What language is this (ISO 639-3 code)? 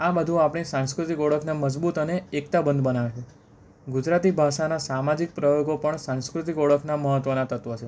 guj